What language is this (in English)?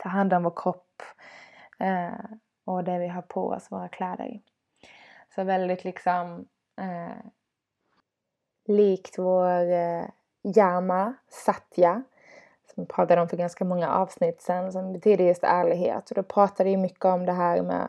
Swedish